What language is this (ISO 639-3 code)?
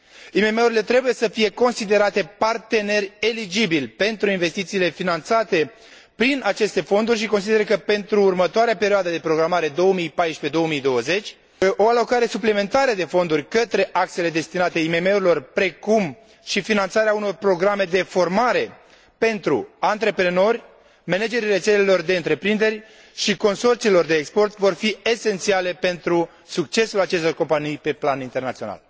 ron